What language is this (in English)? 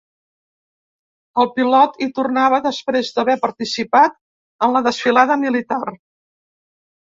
Catalan